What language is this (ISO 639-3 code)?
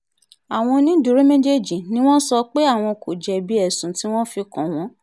yor